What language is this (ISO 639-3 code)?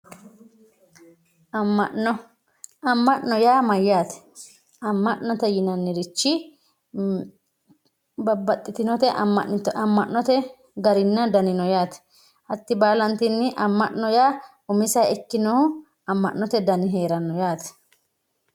sid